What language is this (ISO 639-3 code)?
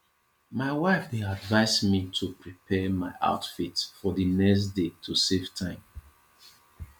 pcm